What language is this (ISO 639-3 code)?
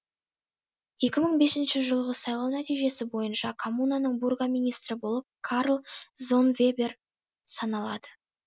kaz